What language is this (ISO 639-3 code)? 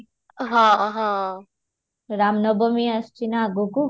ori